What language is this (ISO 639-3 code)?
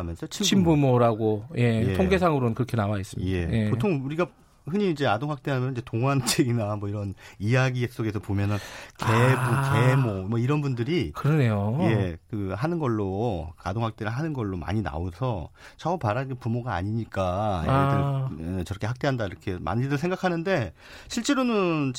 kor